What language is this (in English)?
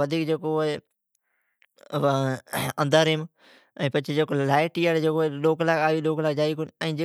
Od